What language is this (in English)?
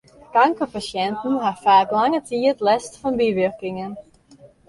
Western Frisian